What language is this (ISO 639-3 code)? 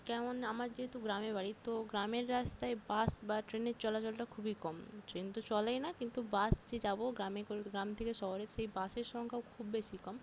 ben